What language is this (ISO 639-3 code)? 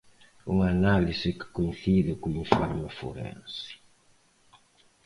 glg